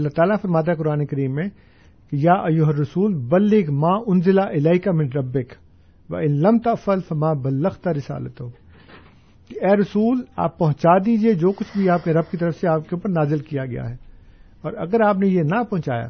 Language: Urdu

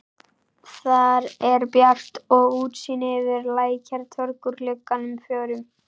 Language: Icelandic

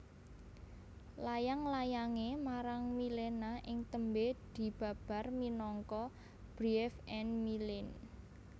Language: Javanese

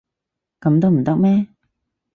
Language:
Cantonese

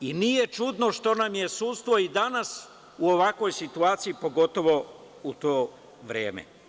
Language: Serbian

